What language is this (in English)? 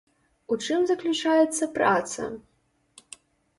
Belarusian